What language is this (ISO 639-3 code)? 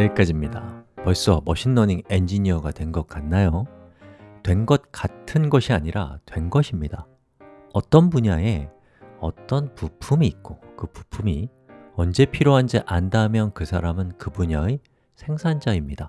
kor